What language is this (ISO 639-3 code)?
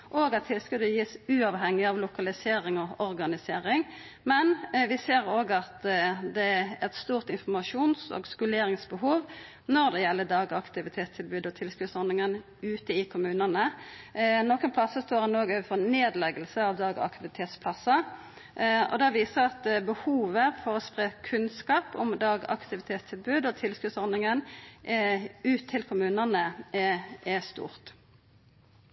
nno